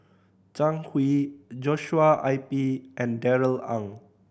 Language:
English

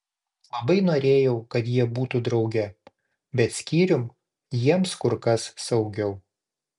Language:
Lithuanian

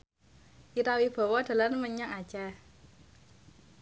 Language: Javanese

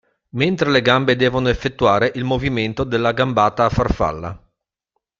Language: Italian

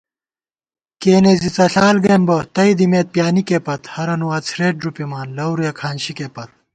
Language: Gawar-Bati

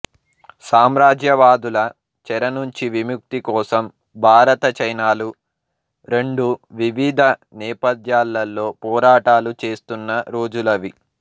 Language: Telugu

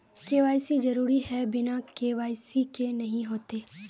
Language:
Magahi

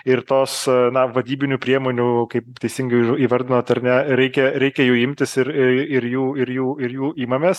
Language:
Lithuanian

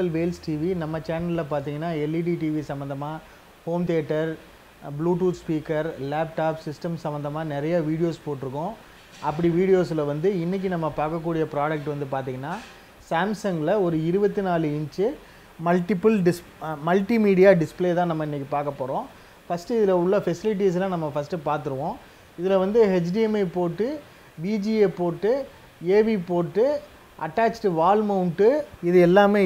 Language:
Tamil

